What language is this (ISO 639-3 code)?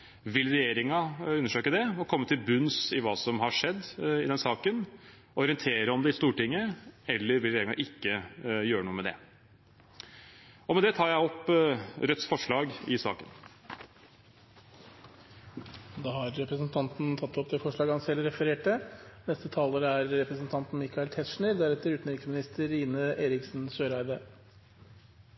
nob